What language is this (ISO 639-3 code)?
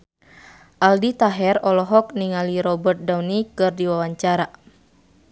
sun